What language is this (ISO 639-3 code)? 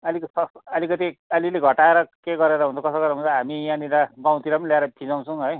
nep